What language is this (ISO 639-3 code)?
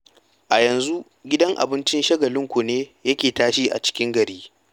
hau